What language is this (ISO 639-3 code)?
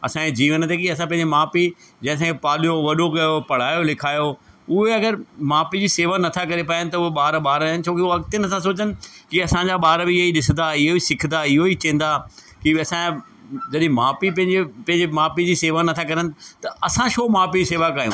snd